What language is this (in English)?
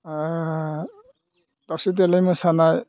Bodo